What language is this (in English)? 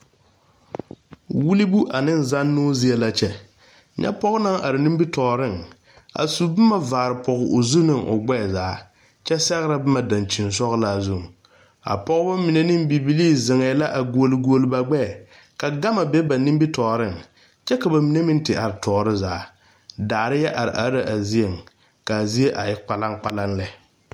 Southern Dagaare